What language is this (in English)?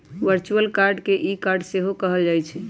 Magahi